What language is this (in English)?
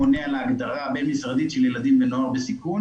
Hebrew